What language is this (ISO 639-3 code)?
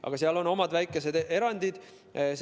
est